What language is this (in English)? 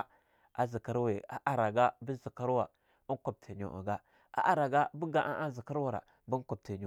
Longuda